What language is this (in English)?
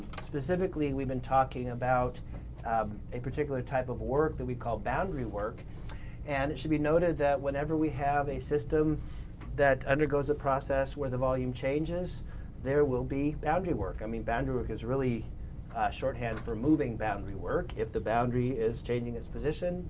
English